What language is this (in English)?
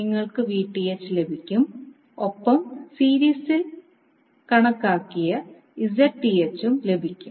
Malayalam